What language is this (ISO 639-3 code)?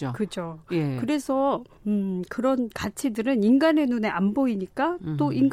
kor